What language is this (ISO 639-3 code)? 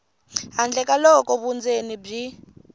tso